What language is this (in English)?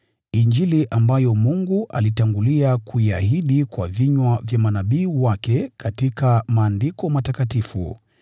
Swahili